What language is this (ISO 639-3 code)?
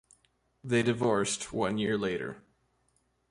eng